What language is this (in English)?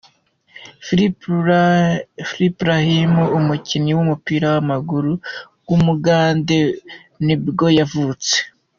Kinyarwanda